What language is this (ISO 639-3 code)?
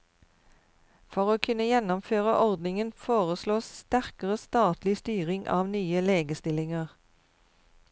nor